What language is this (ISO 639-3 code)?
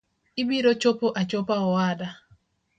luo